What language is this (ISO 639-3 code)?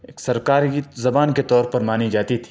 urd